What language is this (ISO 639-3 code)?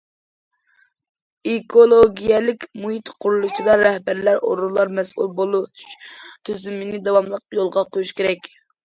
uig